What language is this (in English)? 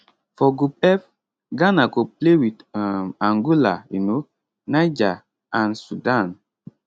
Nigerian Pidgin